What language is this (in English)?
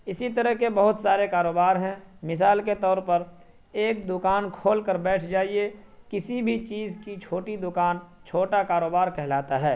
Urdu